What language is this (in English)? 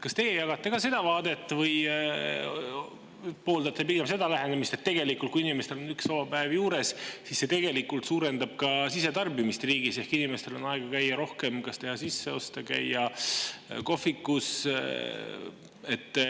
Estonian